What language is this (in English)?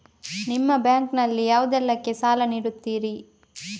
Kannada